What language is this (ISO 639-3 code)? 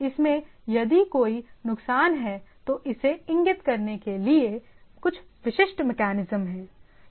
hin